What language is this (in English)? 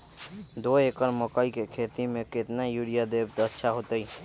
Magahi